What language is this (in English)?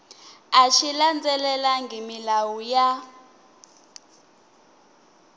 Tsonga